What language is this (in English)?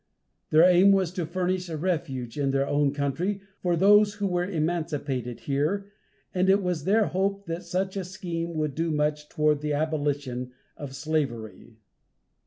English